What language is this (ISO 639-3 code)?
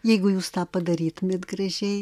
lit